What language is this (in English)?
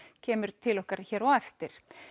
Icelandic